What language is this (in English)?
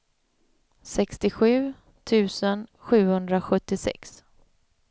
Swedish